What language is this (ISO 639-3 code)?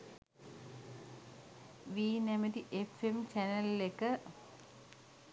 sin